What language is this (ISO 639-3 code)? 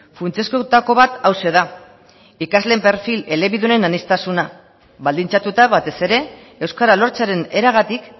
eus